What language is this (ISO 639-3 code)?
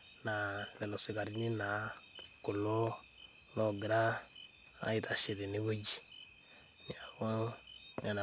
mas